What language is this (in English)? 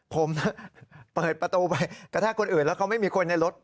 Thai